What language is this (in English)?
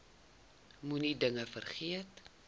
Afrikaans